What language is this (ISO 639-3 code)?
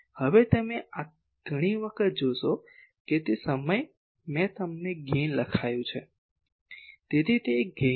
guj